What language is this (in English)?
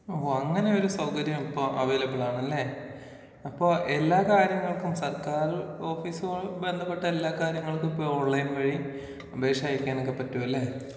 Malayalam